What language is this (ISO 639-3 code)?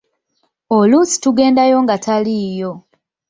lug